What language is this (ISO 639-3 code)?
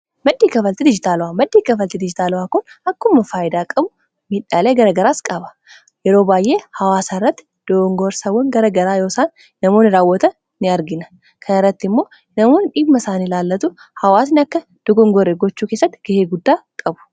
orm